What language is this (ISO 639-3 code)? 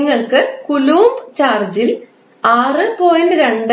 mal